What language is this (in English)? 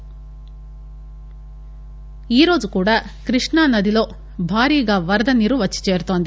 Telugu